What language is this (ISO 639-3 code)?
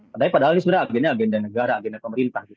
ind